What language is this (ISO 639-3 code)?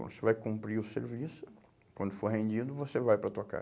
por